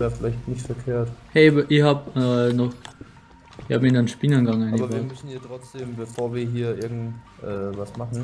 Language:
German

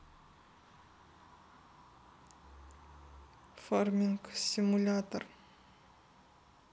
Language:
Russian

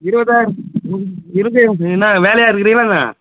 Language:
Tamil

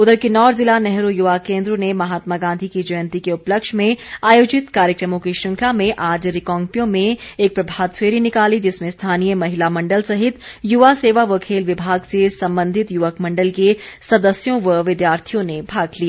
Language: Hindi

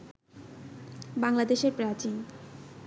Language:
Bangla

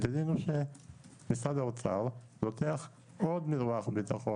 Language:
Hebrew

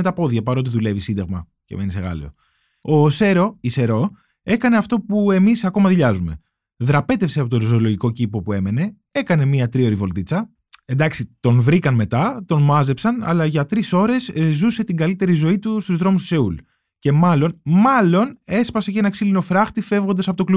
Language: Greek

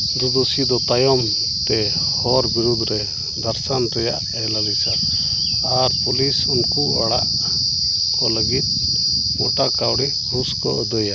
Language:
Santali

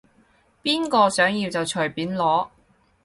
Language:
Cantonese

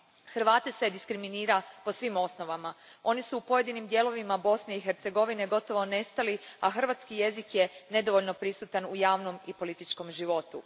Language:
Croatian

